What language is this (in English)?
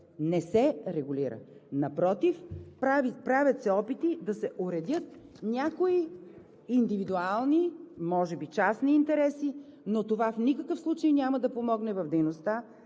Bulgarian